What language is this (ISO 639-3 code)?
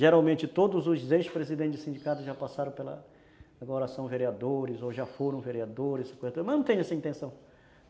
por